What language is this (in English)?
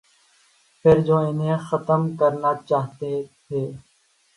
Urdu